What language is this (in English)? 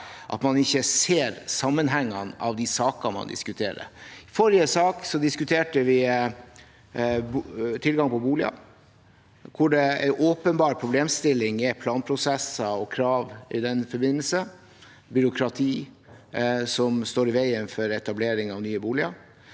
Norwegian